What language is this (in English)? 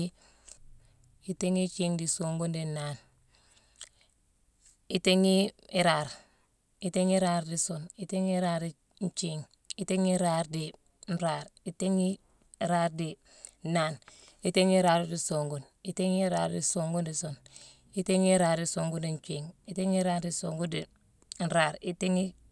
Mansoanka